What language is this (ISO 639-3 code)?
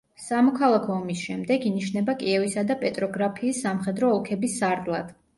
kat